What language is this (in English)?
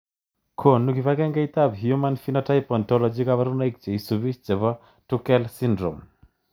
Kalenjin